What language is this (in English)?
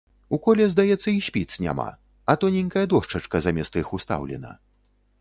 Belarusian